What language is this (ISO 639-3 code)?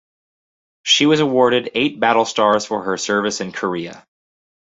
eng